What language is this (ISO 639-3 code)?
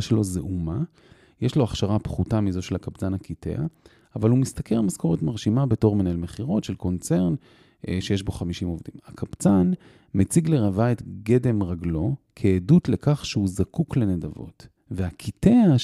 heb